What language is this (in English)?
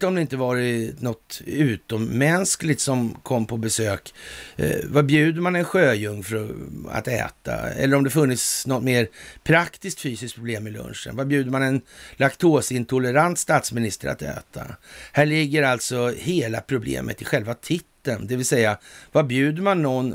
Swedish